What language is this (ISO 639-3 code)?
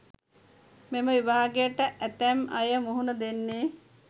sin